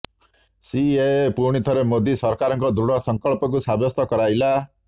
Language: Odia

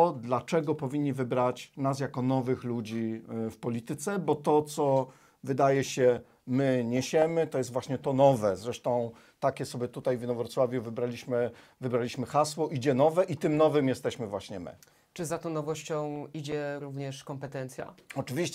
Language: Polish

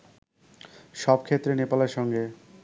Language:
Bangla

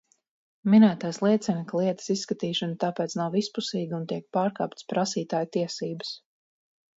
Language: Latvian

